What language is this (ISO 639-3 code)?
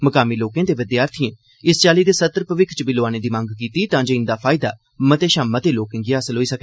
doi